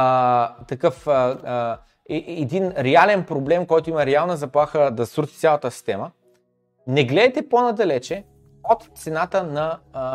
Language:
Bulgarian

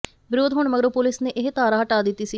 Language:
Punjabi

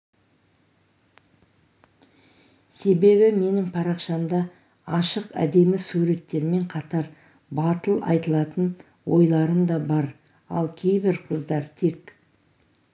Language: Kazakh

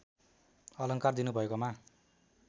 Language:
Nepali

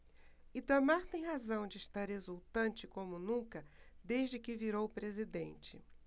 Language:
Portuguese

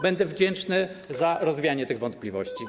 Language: Polish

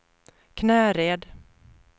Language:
Swedish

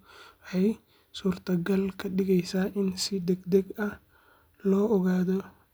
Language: Somali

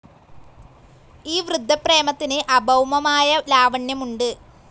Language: Malayalam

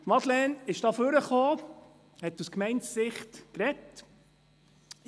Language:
Swiss German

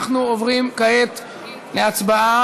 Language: Hebrew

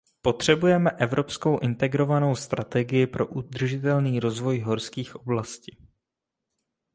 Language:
Czech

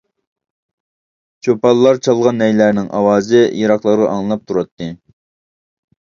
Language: Uyghur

